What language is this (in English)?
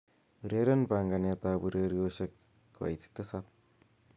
Kalenjin